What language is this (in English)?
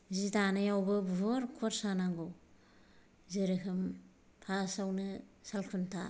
Bodo